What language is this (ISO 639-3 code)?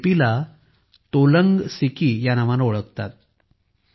mar